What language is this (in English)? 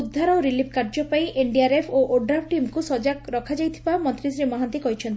Odia